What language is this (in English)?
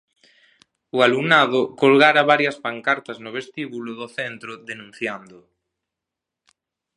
Galician